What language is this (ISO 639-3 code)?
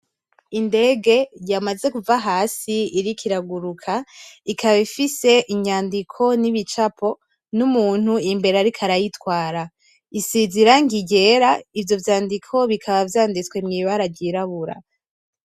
run